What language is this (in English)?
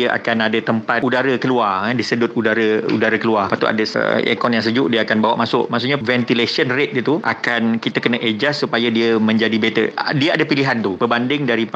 Malay